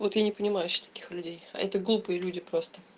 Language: Russian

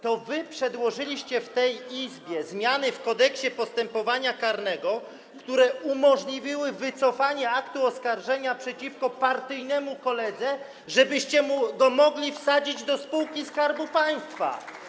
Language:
Polish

